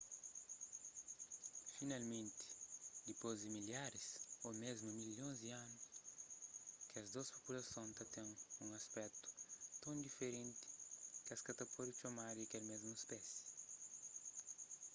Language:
Kabuverdianu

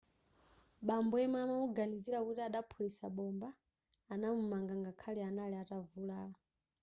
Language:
Nyanja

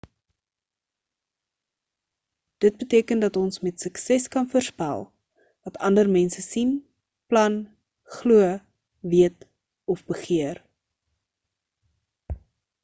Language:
Afrikaans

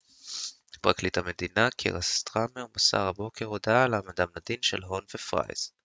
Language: Hebrew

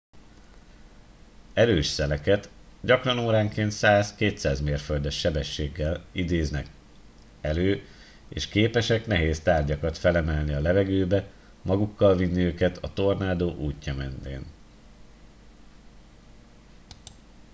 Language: Hungarian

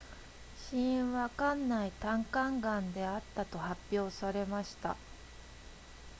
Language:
Japanese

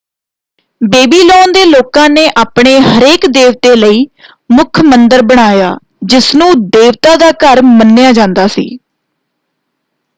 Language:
Punjabi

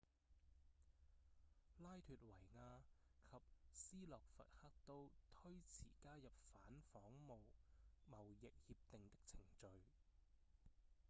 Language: Cantonese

